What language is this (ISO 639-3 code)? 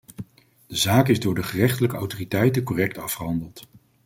nld